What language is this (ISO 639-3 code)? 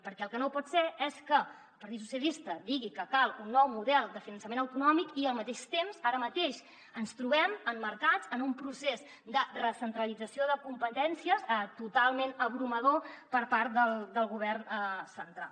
cat